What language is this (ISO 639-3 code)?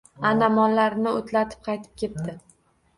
uzb